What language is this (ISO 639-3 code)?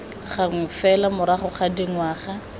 tsn